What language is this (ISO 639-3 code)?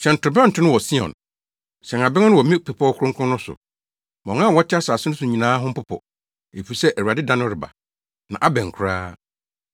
aka